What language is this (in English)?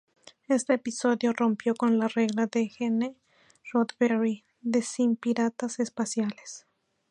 Spanish